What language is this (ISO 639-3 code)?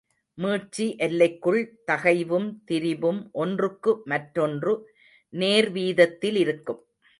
tam